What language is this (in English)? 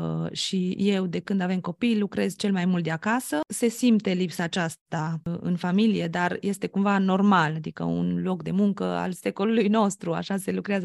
Romanian